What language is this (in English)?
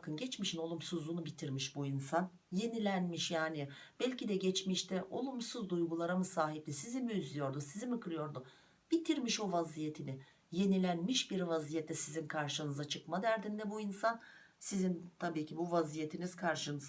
Turkish